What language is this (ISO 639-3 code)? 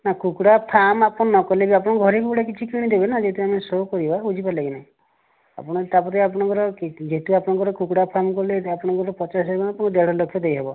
ori